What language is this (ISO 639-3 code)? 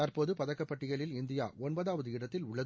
tam